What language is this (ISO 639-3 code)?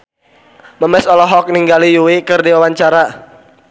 sun